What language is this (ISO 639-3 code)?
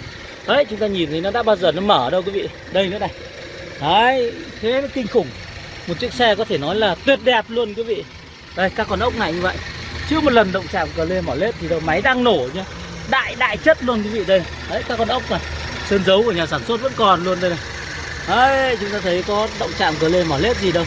vie